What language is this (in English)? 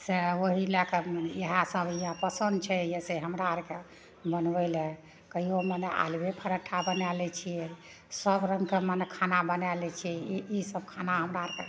Maithili